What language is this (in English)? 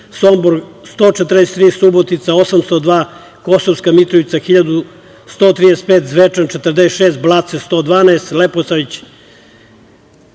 Serbian